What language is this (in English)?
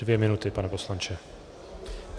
Czech